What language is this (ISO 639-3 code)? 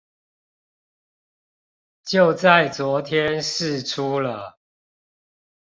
zho